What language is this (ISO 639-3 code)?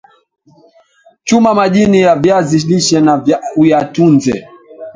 swa